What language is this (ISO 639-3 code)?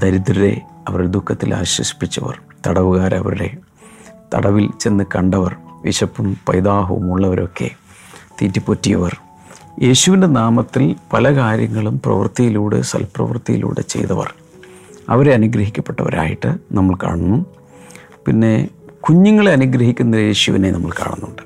mal